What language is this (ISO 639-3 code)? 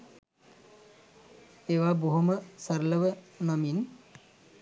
sin